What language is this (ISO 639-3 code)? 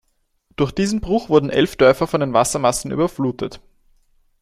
deu